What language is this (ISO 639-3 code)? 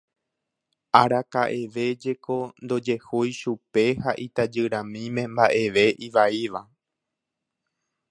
grn